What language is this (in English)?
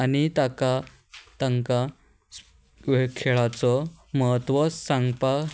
Konkani